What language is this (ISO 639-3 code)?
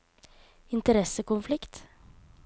nor